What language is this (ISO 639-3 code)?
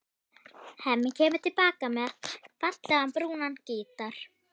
isl